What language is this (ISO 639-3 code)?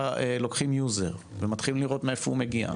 heb